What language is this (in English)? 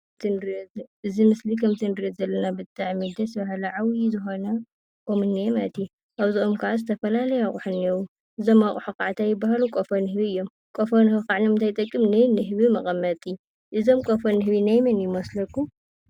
Tigrinya